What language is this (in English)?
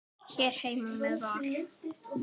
Icelandic